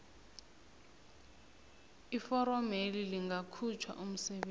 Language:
South Ndebele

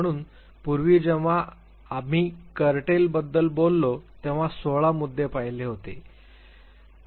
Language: Marathi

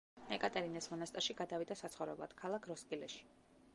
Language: Georgian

